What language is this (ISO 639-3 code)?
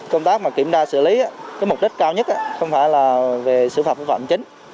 vie